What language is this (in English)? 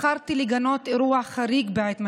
Hebrew